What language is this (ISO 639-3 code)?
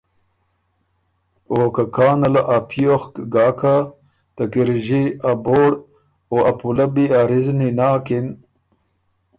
oru